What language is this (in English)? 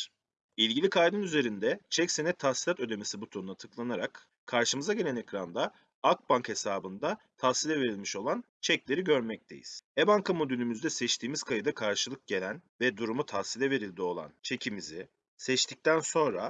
Turkish